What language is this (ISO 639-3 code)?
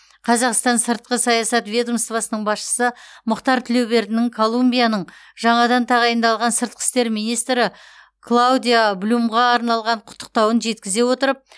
kaz